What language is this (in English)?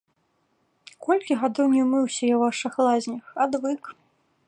Belarusian